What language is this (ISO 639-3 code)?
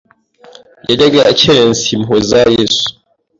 kin